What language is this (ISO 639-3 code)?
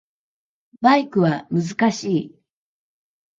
jpn